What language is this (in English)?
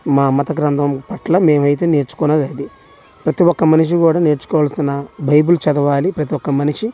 Telugu